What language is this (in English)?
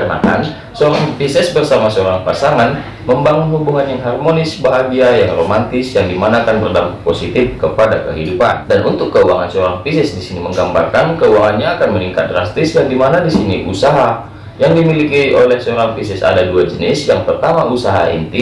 Indonesian